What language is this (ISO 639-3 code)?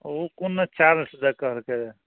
mai